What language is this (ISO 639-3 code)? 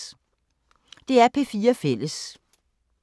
dan